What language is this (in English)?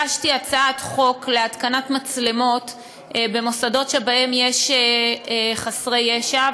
Hebrew